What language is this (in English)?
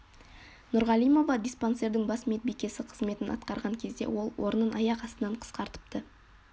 Kazakh